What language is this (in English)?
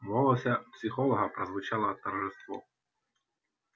Russian